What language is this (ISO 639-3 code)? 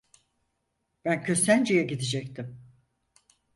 tur